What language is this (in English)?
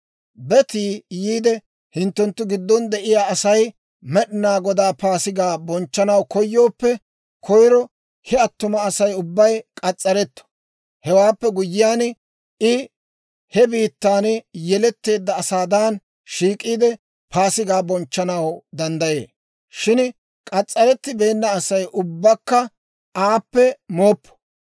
Dawro